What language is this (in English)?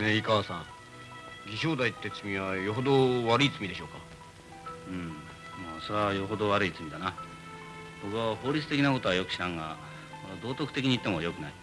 Japanese